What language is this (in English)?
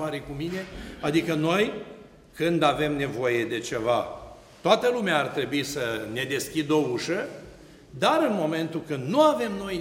Romanian